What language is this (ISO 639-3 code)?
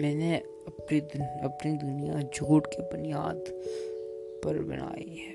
urd